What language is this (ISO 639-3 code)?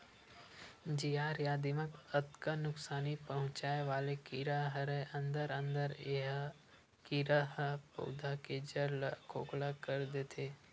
hne